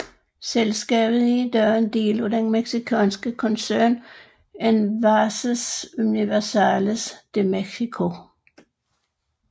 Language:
Danish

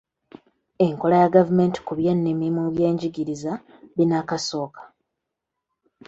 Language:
Ganda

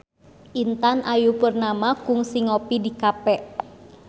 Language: Sundanese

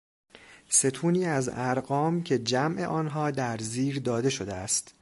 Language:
Persian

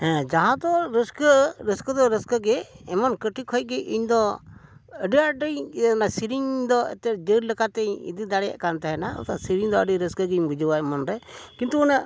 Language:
Santali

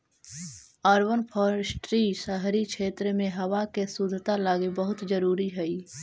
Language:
Magahi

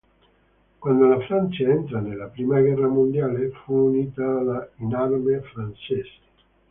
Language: Italian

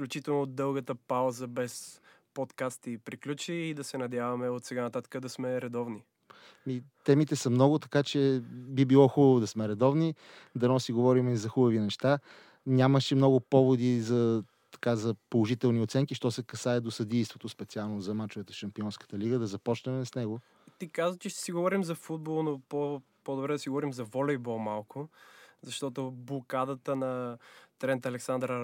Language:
Bulgarian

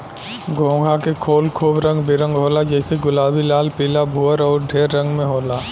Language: Bhojpuri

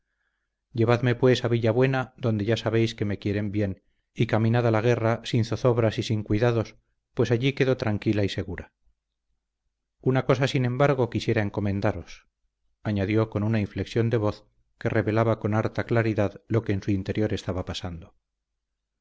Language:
Spanish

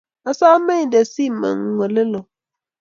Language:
Kalenjin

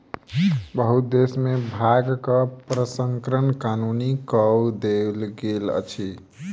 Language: Maithili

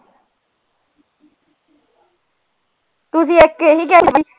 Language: Punjabi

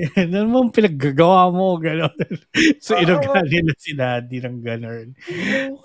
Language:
Filipino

